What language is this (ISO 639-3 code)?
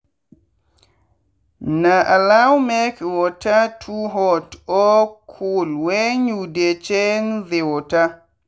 pcm